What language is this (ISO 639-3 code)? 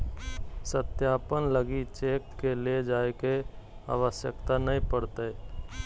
mag